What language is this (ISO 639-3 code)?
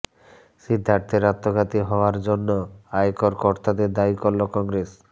ben